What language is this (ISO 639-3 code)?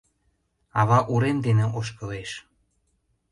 chm